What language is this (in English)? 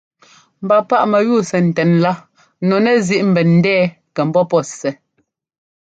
Ngomba